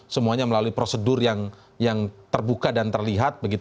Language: Indonesian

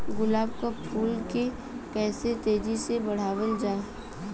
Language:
Bhojpuri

